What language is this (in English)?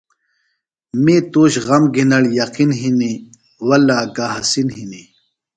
Phalura